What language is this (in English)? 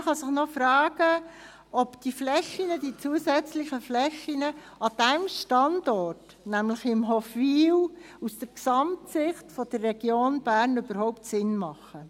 Swiss German